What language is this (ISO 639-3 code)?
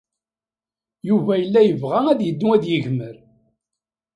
kab